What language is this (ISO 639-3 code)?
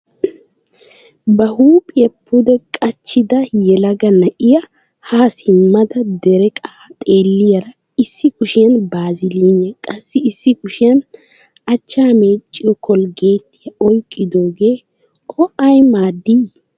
wal